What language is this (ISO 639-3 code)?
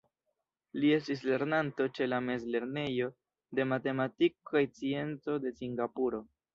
epo